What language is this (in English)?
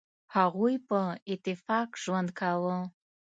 Pashto